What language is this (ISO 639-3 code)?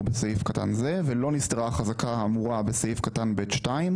heb